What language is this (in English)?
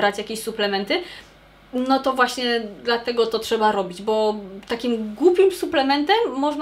Polish